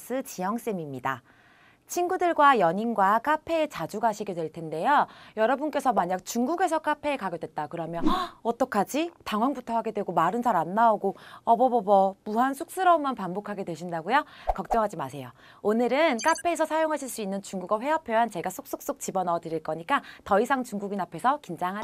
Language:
Korean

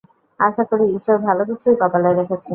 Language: Bangla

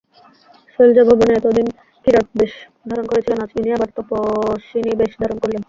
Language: Bangla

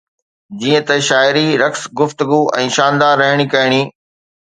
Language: Sindhi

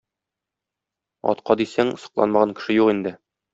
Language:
Tatar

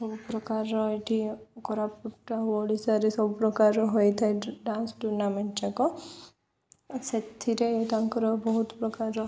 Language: Odia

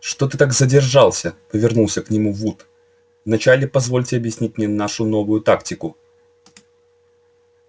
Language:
Russian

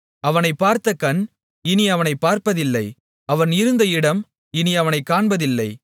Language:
Tamil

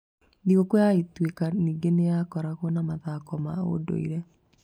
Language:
Kikuyu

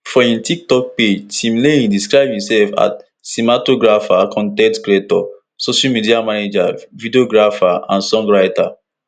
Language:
Nigerian Pidgin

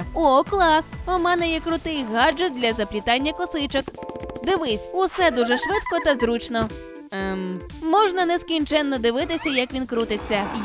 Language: Ukrainian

